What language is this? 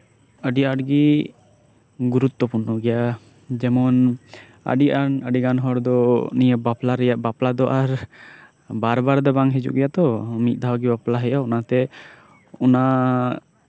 Santali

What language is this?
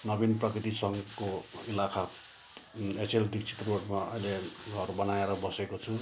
Nepali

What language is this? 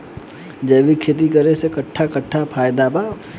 Bhojpuri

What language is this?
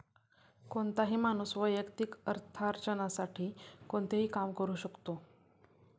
Marathi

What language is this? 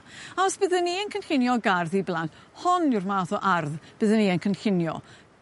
Welsh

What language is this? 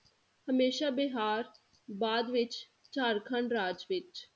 Punjabi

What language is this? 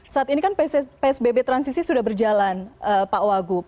Indonesian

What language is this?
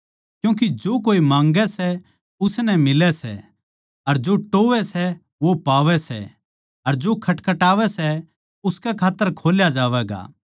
Haryanvi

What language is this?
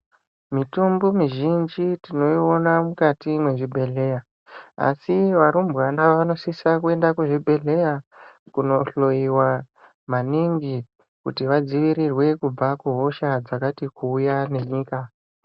Ndau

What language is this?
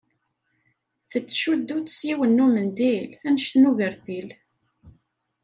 Kabyle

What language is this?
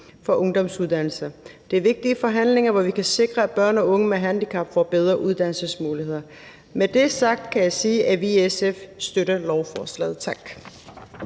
Danish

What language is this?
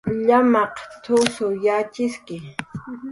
Jaqaru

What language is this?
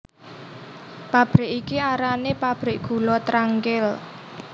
Javanese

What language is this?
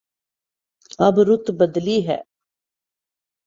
Urdu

